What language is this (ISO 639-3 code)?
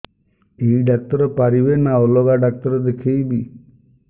ori